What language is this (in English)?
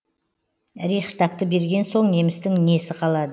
Kazakh